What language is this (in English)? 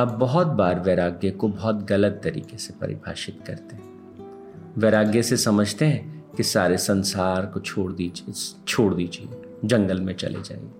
Hindi